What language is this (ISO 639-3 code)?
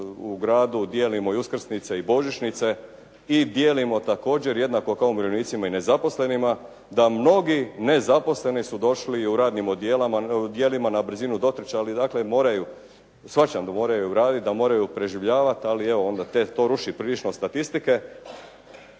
hrv